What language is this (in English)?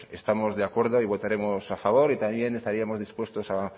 Spanish